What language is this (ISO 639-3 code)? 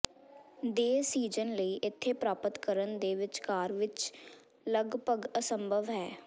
pan